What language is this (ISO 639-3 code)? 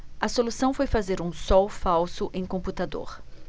por